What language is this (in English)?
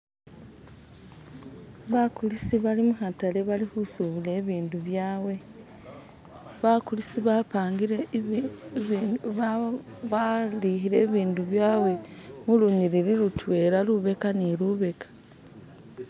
Masaaba